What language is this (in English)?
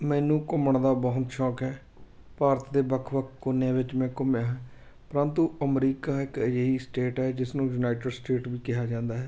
Punjabi